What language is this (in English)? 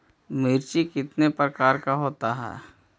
Magahi